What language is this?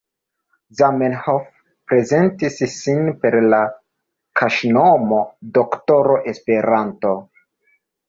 Esperanto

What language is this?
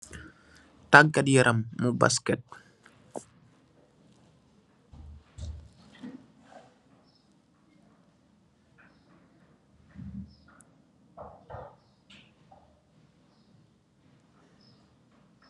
Wolof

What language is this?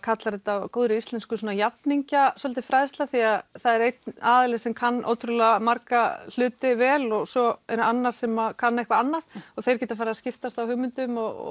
Icelandic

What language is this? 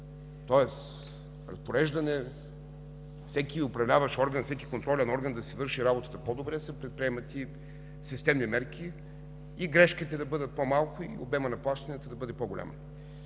Bulgarian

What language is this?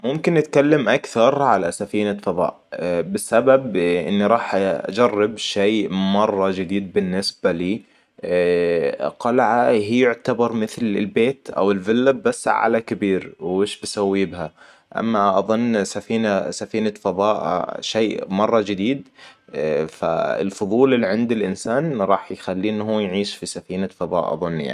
Hijazi Arabic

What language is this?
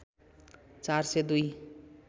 Nepali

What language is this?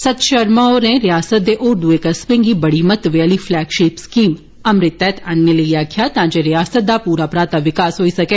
Dogri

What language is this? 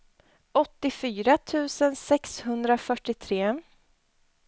Swedish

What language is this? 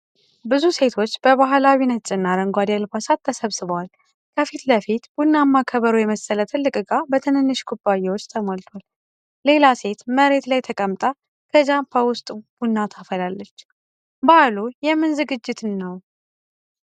Amharic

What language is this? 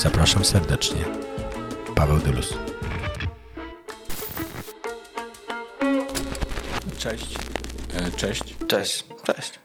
Polish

